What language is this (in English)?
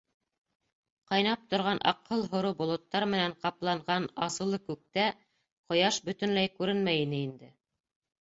Bashkir